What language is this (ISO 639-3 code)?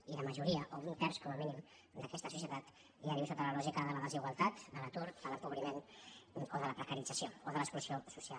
cat